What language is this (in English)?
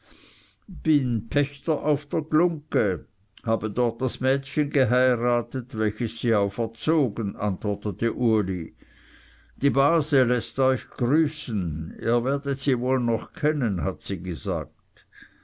German